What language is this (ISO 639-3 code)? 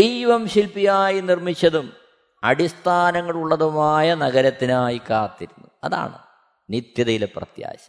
mal